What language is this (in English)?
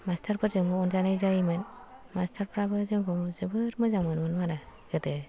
Bodo